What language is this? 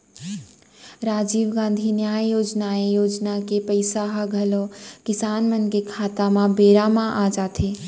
Chhattisgarhi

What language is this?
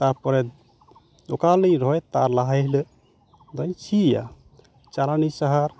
Santali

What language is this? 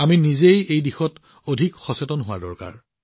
Assamese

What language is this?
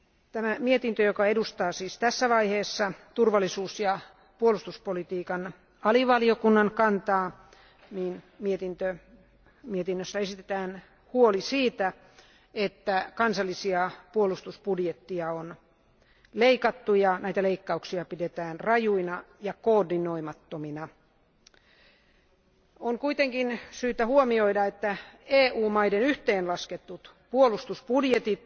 Finnish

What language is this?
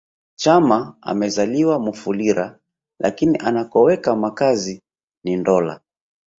Swahili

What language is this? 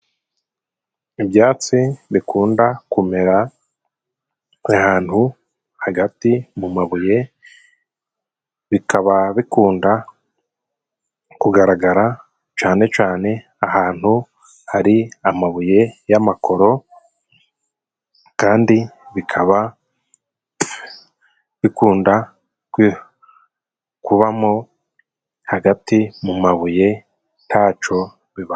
Kinyarwanda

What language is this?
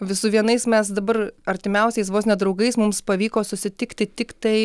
Lithuanian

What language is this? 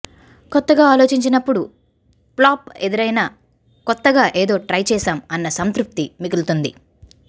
Telugu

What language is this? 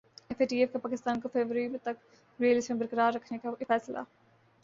Urdu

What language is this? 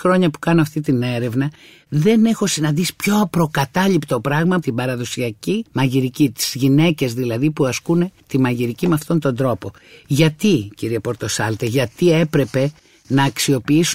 Greek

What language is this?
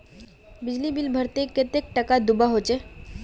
Magahi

